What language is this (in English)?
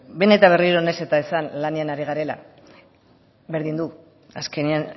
Basque